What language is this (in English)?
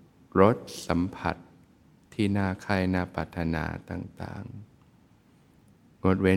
Thai